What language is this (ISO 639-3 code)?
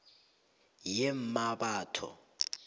nbl